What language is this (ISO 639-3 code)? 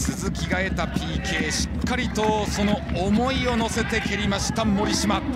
jpn